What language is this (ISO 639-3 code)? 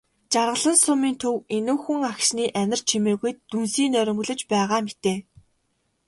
mon